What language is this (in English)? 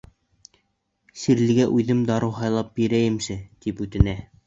Bashkir